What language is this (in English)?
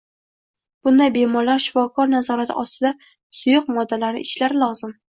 Uzbek